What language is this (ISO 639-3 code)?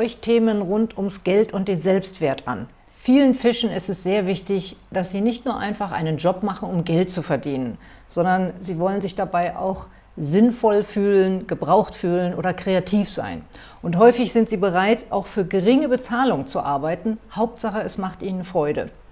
deu